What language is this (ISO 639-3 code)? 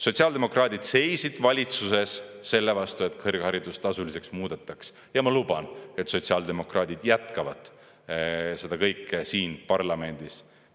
est